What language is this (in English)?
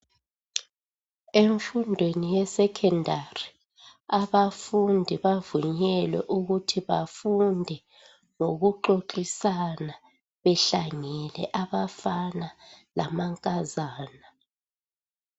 North Ndebele